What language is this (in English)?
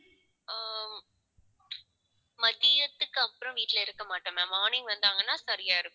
Tamil